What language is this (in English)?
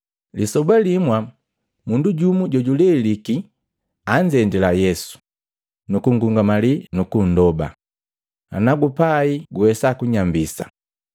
Matengo